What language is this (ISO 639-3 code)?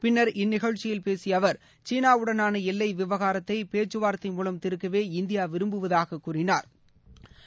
tam